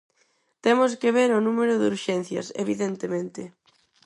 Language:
Galician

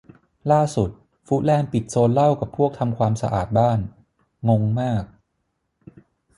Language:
Thai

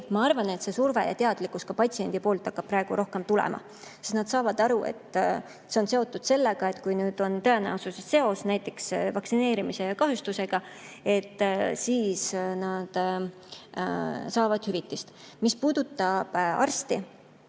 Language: Estonian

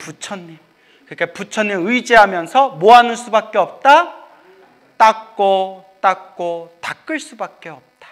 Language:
Korean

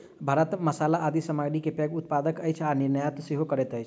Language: Maithili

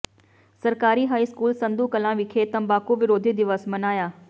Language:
Punjabi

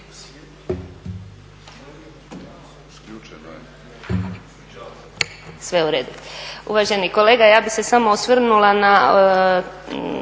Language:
Croatian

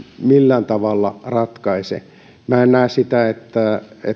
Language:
Finnish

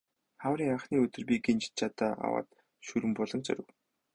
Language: Mongolian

